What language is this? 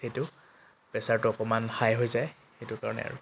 Assamese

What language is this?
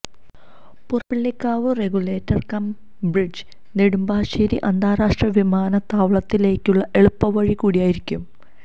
Malayalam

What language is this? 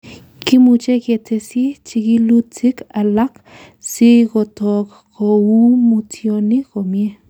Kalenjin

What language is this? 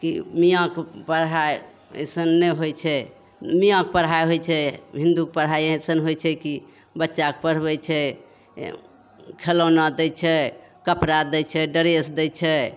Maithili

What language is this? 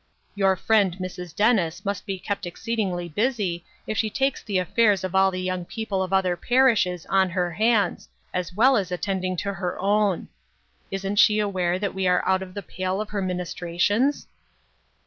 English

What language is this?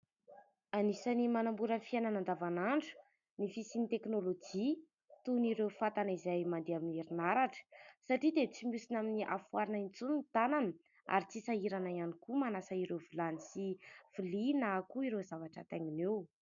Malagasy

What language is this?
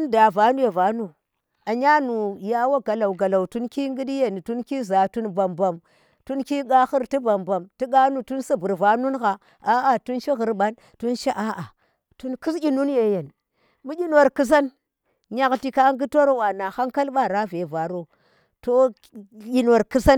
Tera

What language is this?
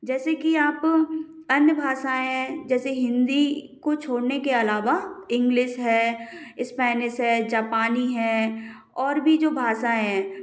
Hindi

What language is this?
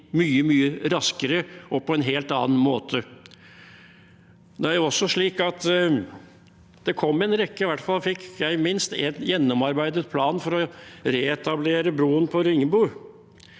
Norwegian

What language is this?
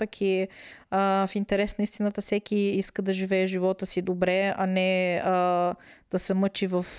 Bulgarian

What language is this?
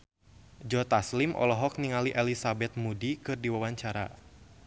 Sundanese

